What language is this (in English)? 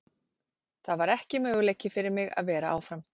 Icelandic